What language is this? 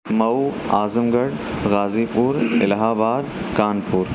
Urdu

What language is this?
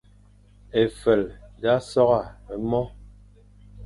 Fang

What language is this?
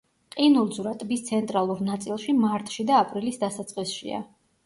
Georgian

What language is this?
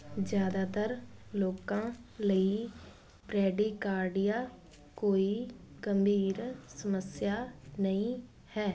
Punjabi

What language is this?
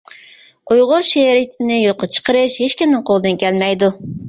Uyghur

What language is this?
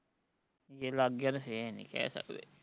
Punjabi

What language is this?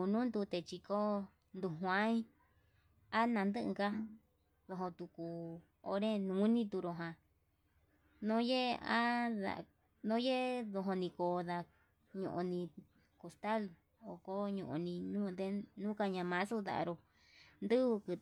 Yutanduchi Mixtec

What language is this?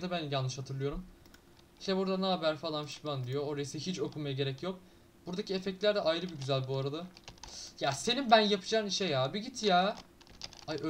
Turkish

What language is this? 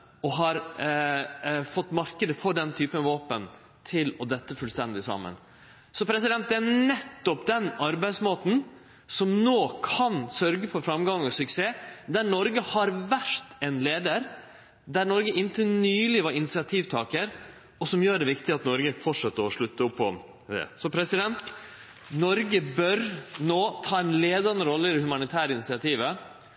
Norwegian Nynorsk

